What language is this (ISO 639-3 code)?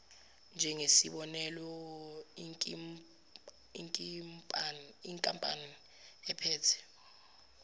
zul